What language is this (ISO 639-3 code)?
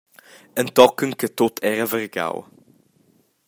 roh